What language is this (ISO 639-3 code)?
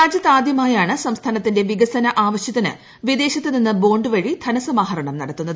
mal